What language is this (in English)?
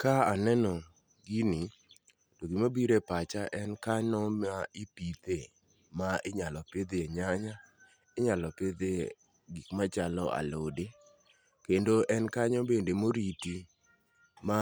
Luo (Kenya and Tanzania)